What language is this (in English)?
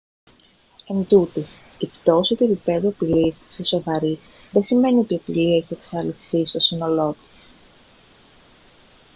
Greek